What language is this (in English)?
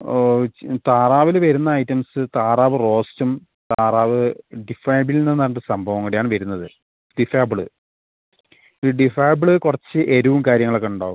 Malayalam